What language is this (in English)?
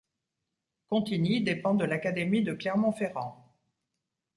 French